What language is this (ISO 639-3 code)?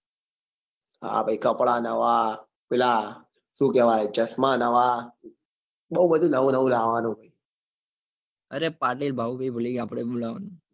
guj